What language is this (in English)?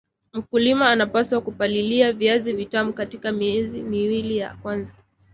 Swahili